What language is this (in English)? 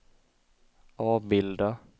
Swedish